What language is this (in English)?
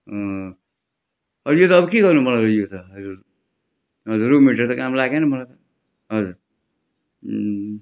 Nepali